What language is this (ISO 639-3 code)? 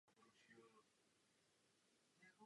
ces